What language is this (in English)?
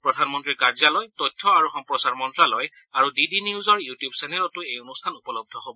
Assamese